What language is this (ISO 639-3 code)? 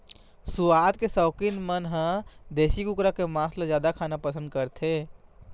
hne